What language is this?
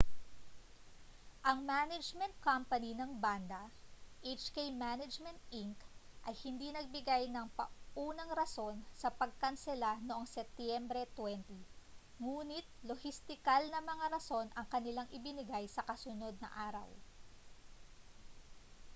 Filipino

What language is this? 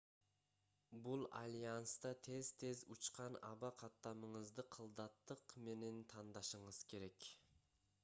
Kyrgyz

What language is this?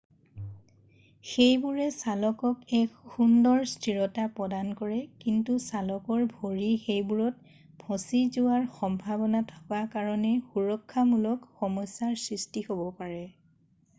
Assamese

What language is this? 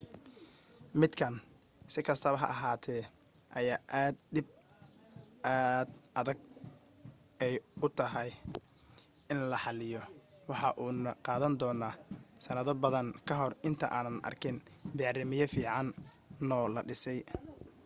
Somali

